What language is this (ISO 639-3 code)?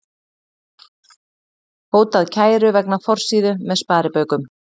isl